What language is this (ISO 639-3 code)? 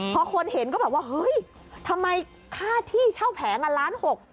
tha